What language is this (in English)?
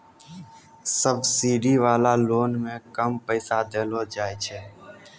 Maithili